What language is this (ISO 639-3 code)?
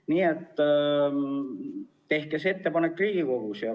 est